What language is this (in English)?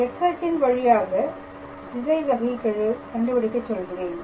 Tamil